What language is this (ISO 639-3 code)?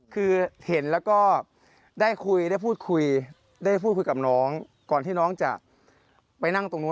tha